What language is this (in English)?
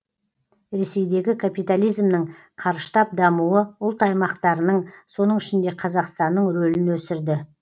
Kazakh